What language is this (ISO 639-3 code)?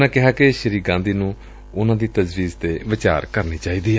pan